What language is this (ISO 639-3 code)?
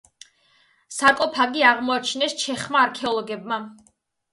kat